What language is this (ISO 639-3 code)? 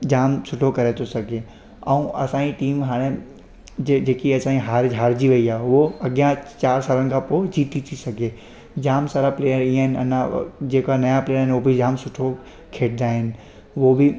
snd